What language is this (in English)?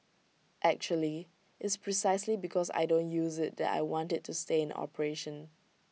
English